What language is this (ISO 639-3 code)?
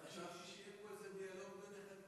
heb